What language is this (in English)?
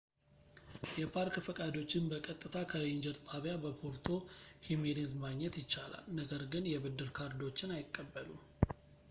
Amharic